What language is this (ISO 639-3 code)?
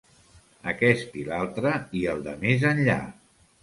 cat